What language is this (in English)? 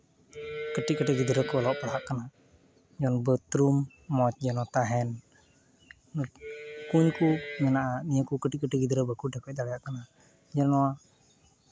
Santali